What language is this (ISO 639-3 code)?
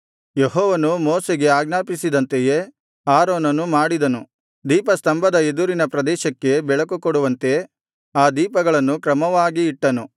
kan